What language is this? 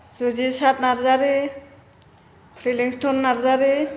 Bodo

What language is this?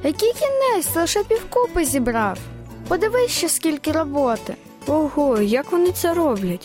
Ukrainian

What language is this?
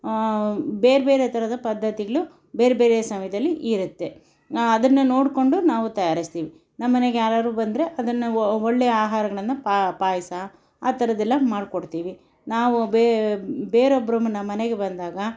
Kannada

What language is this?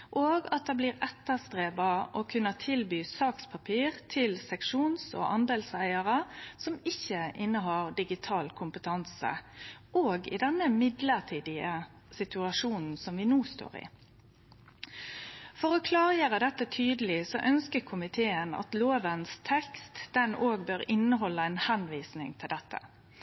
Norwegian Nynorsk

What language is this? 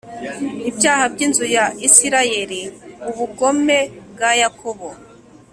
Kinyarwanda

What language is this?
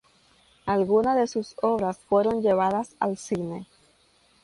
Spanish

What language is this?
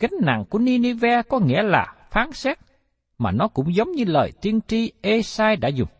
Vietnamese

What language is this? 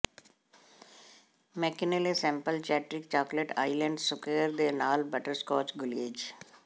Punjabi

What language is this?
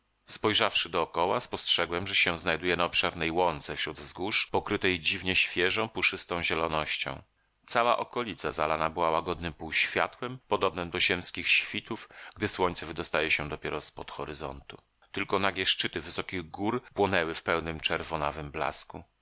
Polish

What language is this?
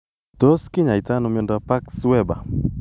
Kalenjin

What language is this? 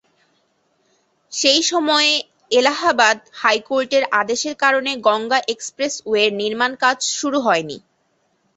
Bangla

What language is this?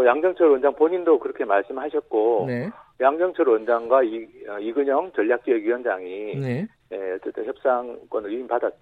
Korean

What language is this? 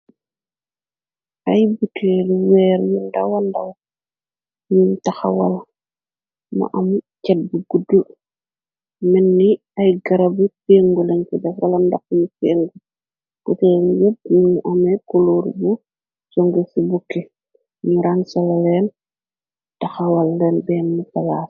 Wolof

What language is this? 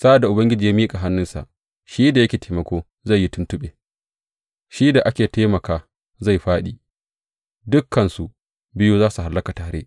Hausa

